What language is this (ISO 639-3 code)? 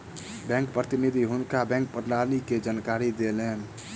mai